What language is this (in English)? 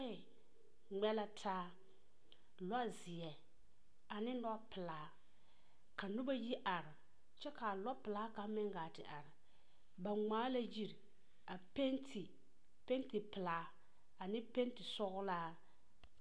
Southern Dagaare